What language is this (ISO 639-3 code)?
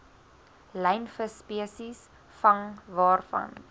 afr